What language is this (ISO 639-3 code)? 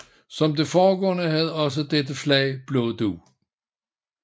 dan